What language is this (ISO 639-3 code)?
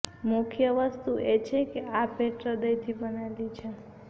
guj